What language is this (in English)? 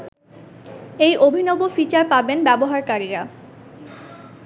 Bangla